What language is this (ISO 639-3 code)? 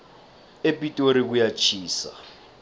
nbl